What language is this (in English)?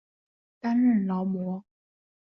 Chinese